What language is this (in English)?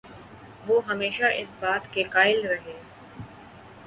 Urdu